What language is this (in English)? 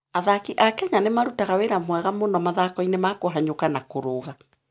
Kikuyu